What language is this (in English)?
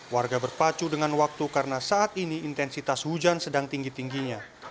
Indonesian